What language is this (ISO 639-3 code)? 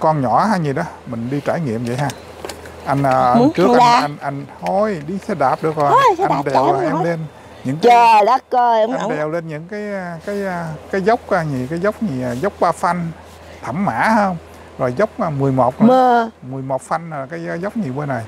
vie